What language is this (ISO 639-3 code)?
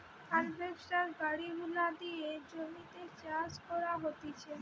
ben